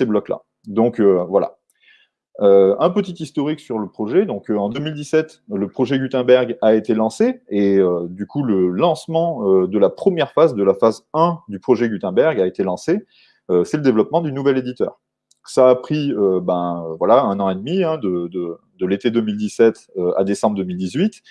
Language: French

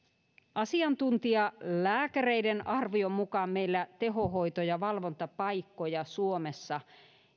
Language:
Finnish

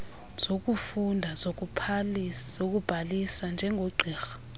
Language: Xhosa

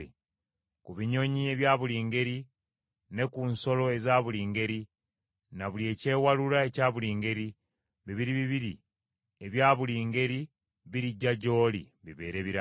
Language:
Ganda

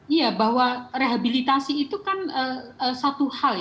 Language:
Indonesian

